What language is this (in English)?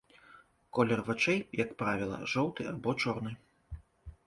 Belarusian